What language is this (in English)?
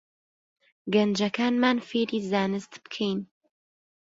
Central Kurdish